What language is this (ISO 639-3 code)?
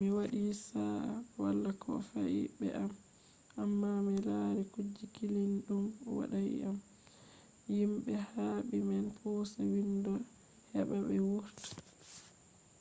ful